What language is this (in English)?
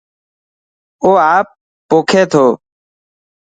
Dhatki